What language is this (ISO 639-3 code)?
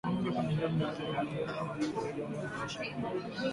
swa